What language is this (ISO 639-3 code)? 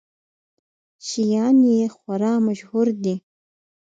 pus